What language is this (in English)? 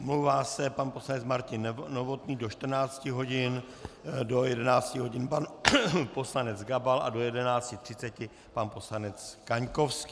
Czech